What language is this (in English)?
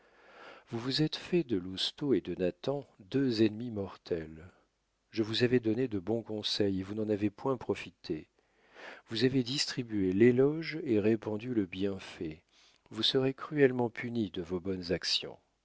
French